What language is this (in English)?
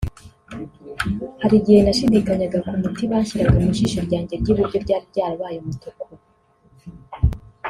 Kinyarwanda